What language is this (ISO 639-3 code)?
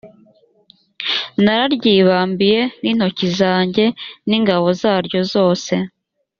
kin